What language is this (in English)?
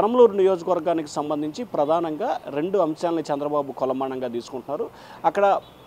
Telugu